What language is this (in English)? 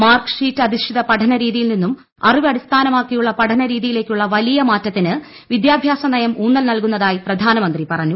Malayalam